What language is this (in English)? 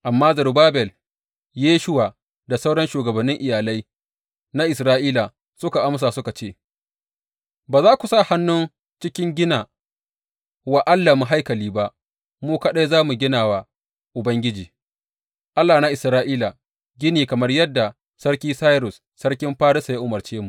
Hausa